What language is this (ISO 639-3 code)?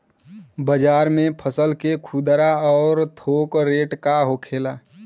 bho